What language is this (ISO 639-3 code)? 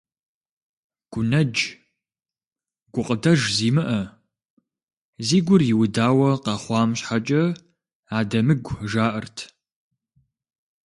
kbd